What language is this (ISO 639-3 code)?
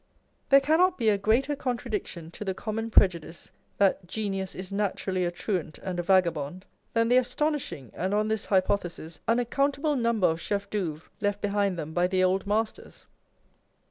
eng